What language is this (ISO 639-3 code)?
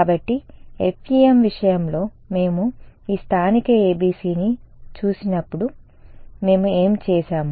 tel